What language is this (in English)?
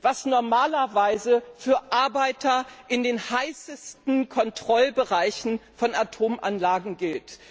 German